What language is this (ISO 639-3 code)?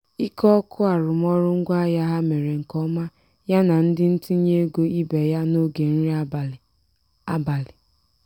ibo